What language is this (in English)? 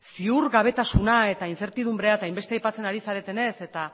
Basque